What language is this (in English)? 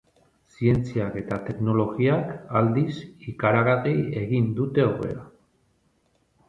Basque